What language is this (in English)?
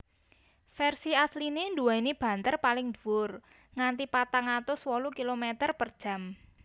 Javanese